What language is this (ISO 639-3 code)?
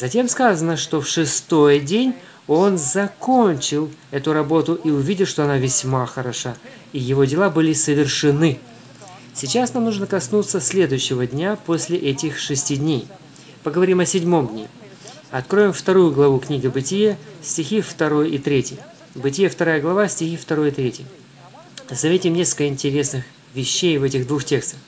rus